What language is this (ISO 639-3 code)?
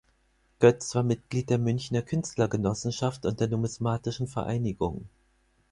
deu